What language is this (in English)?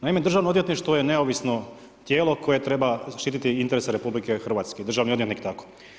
Croatian